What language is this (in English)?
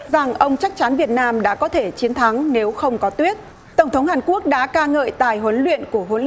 Vietnamese